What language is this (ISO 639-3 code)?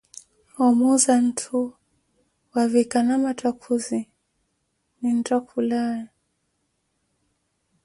eko